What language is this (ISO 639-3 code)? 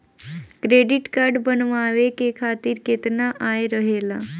bho